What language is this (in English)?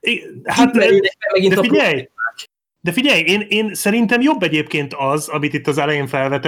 Hungarian